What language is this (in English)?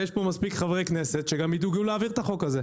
Hebrew